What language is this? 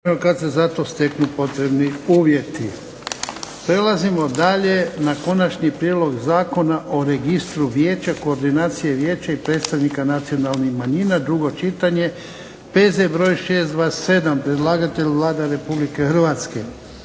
Croatian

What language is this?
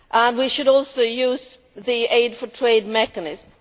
English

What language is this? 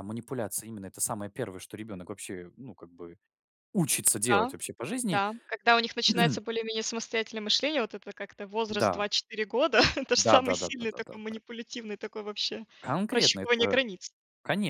Russian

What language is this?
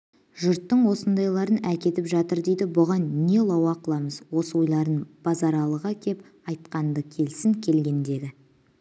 Kazakh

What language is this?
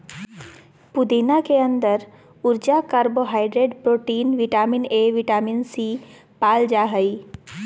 Magahi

